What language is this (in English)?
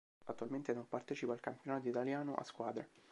Italian